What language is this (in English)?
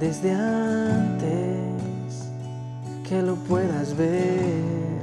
Spanish